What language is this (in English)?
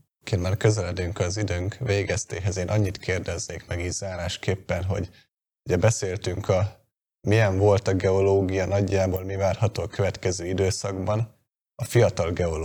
Hungarian